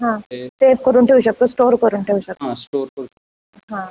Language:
Marathi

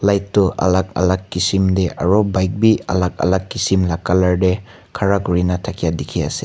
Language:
Naga Pidgin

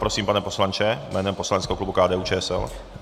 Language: Czech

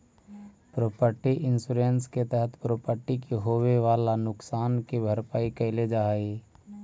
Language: Magahi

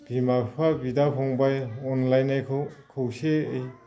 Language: Bodo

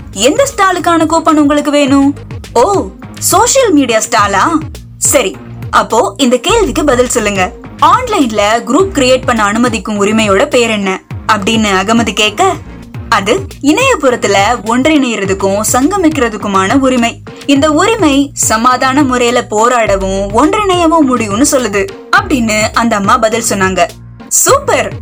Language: Tamil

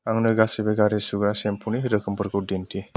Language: Bodo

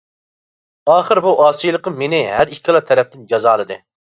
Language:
Uyghur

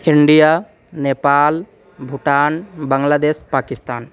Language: Sanskrit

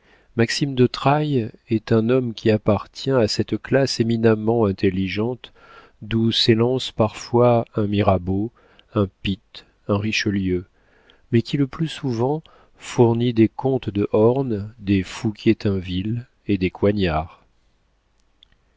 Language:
French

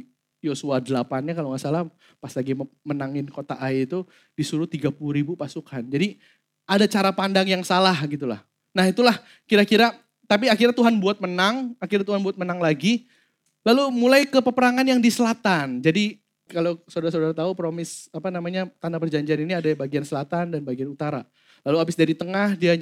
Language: Indonesian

